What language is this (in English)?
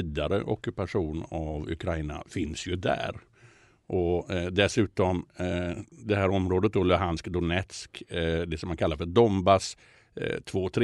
Swedish